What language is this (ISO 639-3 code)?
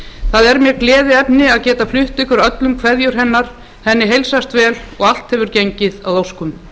isl